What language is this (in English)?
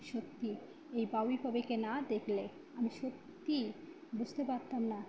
Bangla